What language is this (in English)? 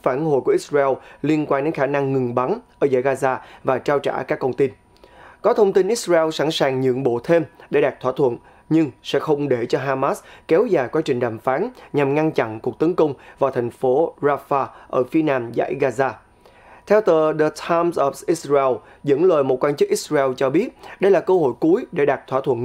Vietnamese